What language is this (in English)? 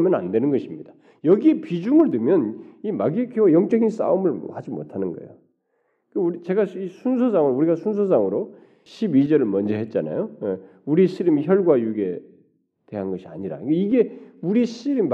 Korean